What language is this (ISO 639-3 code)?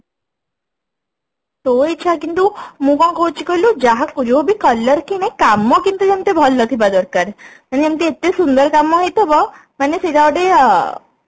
ori